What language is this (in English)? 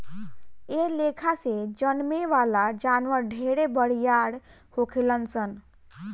Bhojpuri